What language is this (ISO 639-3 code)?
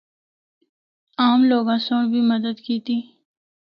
hno